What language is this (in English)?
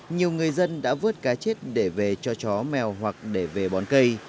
Vietnamese